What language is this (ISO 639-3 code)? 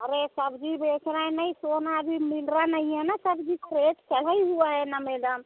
hin